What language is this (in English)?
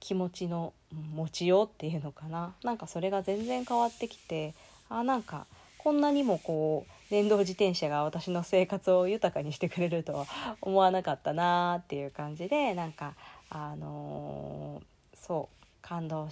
Japanese